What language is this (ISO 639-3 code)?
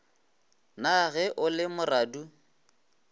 nso